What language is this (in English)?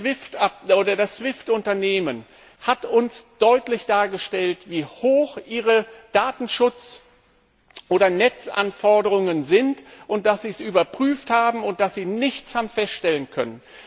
German